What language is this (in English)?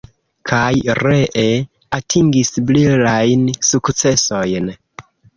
Esperanto